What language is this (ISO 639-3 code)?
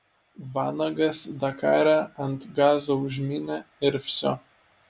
lit